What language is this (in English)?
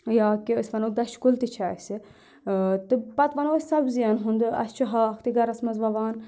Kashmiri